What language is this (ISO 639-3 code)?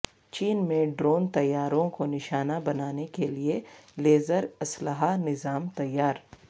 urd